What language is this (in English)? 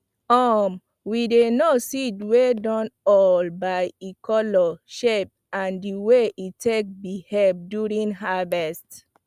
Nigerian Pidgin